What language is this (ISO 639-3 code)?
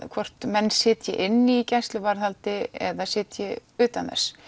isl